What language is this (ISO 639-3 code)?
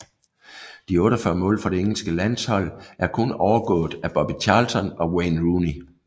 dan